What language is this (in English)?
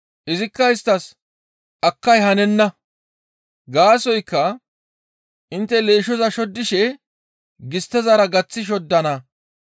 Gamo